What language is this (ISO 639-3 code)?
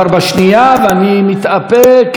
heb